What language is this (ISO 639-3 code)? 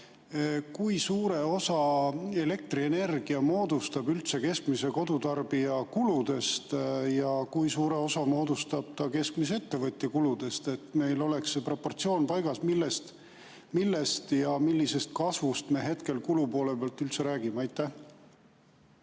est